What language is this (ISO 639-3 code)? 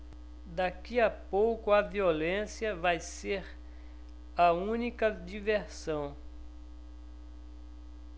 por